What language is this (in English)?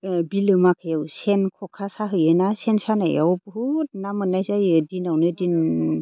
Bodo